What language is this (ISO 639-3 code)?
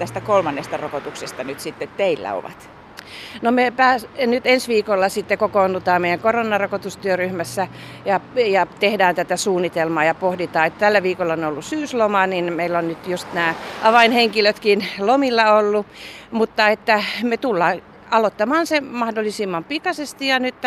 fin